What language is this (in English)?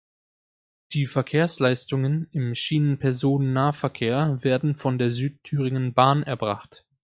German